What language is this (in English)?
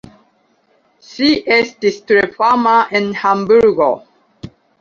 Esperanto